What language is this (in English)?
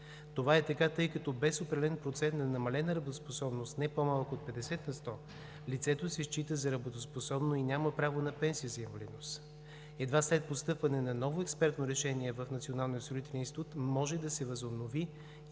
Bulgarian